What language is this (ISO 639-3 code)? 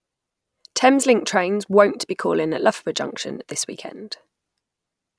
eng